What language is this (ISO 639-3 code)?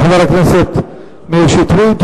heb